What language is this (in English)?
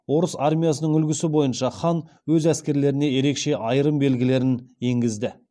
Kazakh